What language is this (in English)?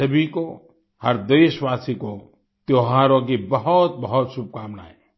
Hindi